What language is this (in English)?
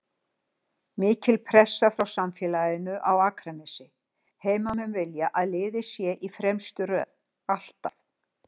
Icelandic